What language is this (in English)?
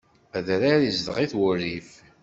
Kabyle